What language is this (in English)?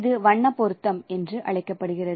Tamil